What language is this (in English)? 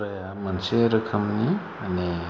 Bodo